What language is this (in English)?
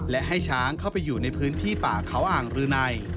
Thai